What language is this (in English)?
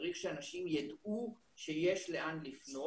Hebrew